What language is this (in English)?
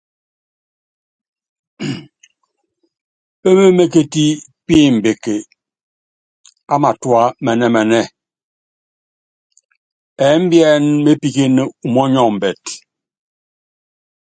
Yangben